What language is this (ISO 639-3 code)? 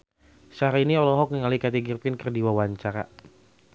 sun